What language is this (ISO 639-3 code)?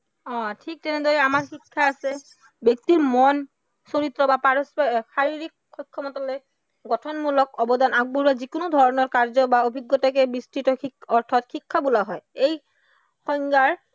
asm